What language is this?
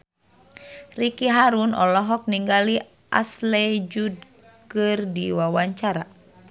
Sundanese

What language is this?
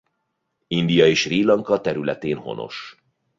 Hungarian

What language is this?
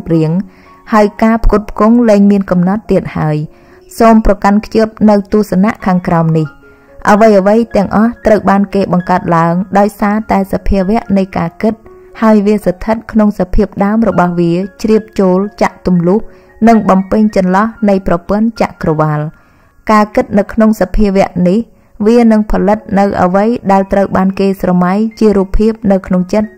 Vietnamese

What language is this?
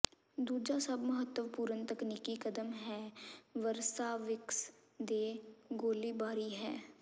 Punjabi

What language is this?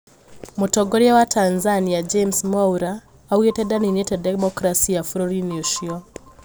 Kikuyu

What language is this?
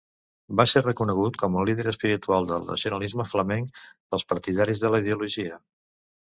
Catalan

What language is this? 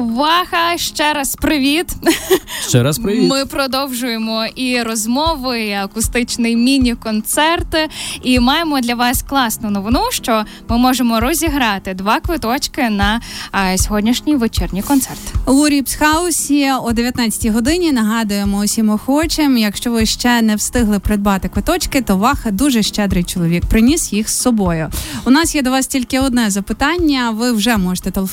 Ukrainian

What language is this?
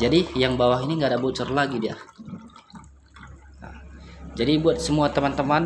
Indonesian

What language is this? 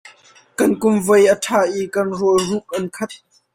Hakha Chin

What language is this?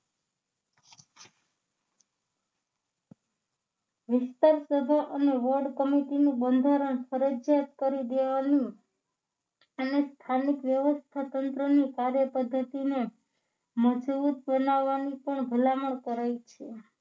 Gujarati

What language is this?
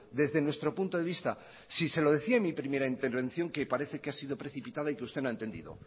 Spanish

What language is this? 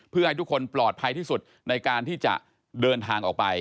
Thai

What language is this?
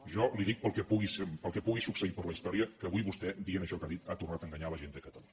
Catalan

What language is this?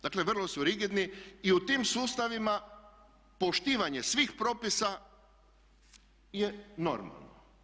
Croatian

